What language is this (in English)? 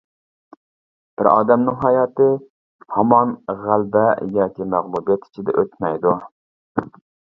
Uyghur